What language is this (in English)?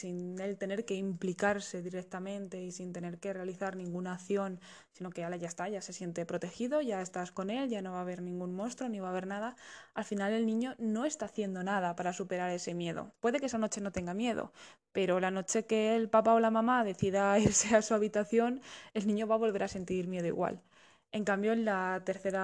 Spanish